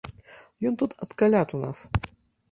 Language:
Belarusian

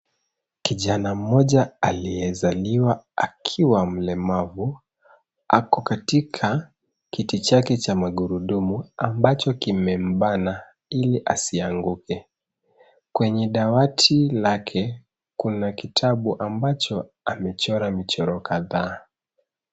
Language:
Swahili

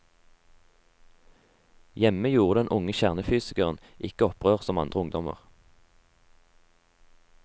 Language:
Norwegian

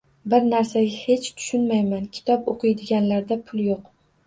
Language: Uzbek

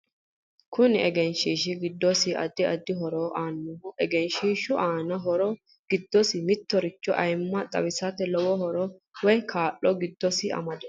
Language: Sidamo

